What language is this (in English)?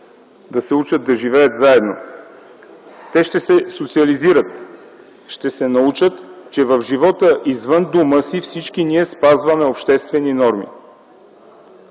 Bulgarian